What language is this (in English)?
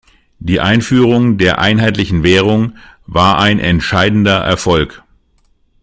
German